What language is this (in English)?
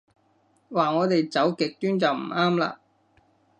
Cantonese